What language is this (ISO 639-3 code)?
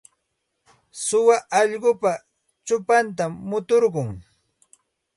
qxt